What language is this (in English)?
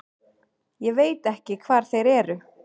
Icelandic